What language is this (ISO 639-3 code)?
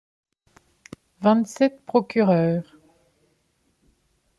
fra